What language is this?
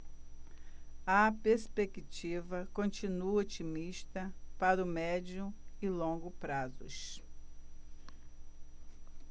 Portuguese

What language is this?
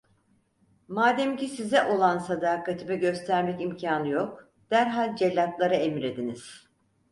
Turkish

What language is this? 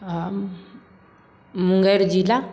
Maithili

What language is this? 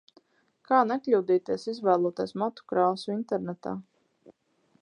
Latvian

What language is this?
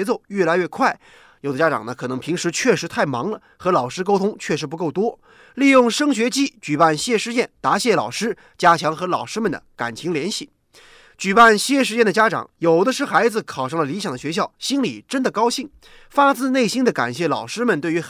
Chinese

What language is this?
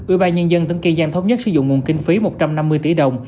Vietnamese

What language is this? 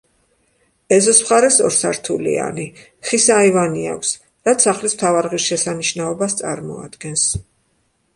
Georgian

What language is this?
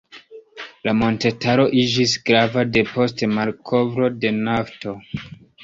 Esperanto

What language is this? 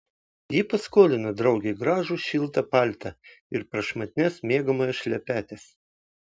Lithuanian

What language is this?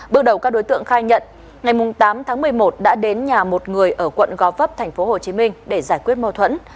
Vietnamese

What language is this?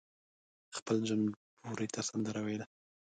Pashto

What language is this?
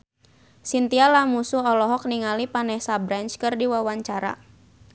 Sundanese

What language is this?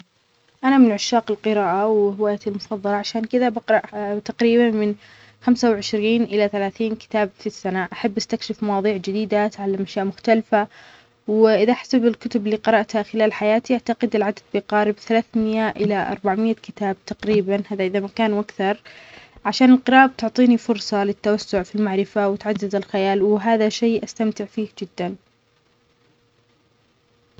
Omani Arabic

